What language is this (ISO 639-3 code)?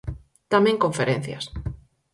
glg